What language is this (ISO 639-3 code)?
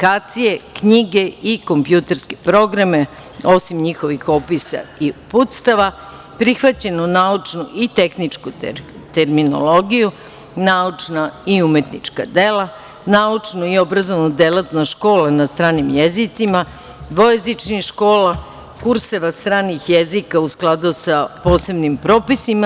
srp